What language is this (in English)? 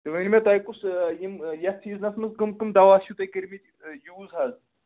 Kashmiri